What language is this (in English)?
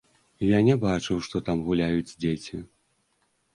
Belarusian